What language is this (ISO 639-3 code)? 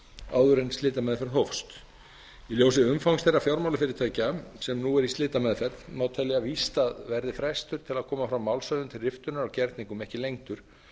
isl